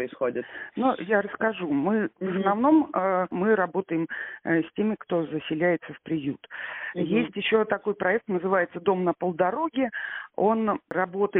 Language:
Russian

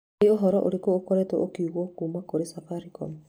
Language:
Kikuyu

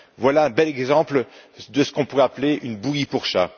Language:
French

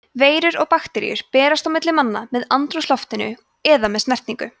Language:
Icelandic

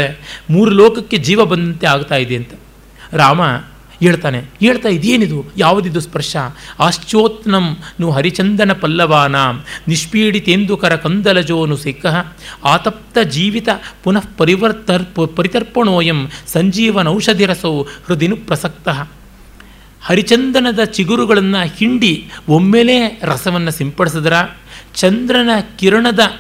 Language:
Kannada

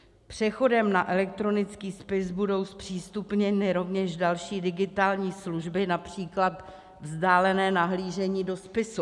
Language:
Czech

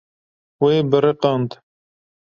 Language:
Kurdish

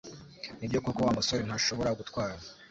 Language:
Kinyarwanda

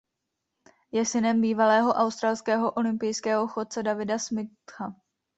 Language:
Czech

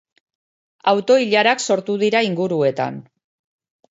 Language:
Basque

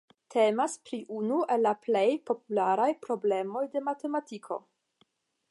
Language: Esperanto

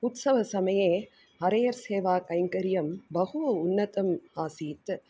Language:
Sanskrit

